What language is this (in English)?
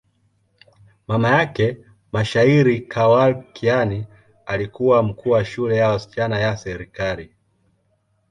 Swahili